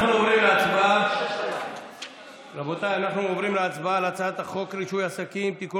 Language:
Hebrew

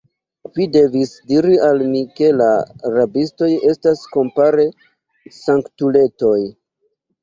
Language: Esperanto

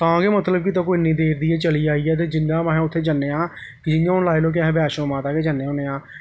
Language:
Dogri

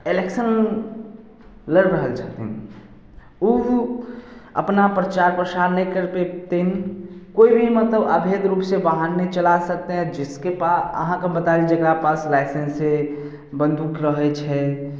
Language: Maithili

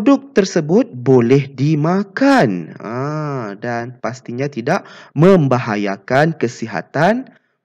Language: Malay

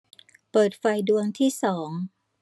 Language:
Thai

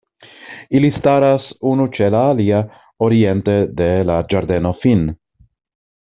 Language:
Esperanto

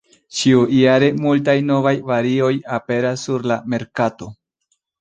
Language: Esperanto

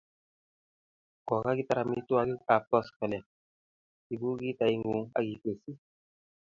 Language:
Kalenjin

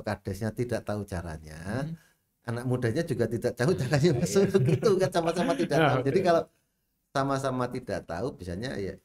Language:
Indonesian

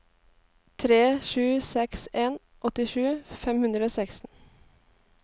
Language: Norwegian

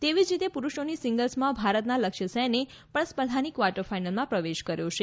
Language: Gujarati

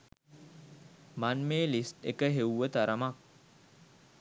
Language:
Sinhala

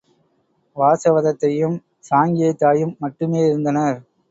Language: Tamil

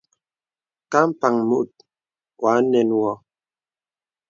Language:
Bebele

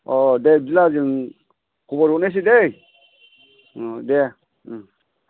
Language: Bodo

